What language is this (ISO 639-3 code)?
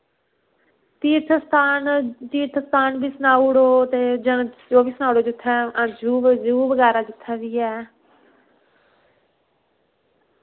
doi